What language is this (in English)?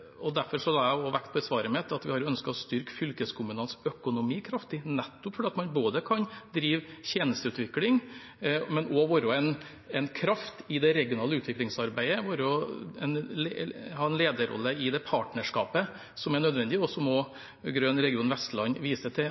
Norwegian Bokmål